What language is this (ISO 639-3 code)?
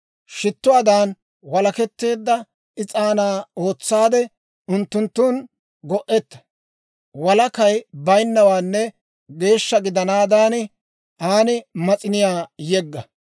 dwr